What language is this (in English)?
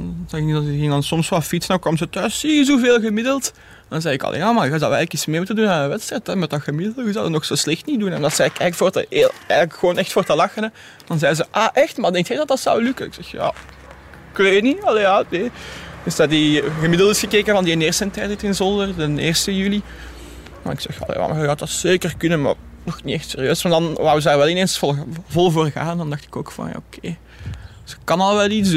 Dutch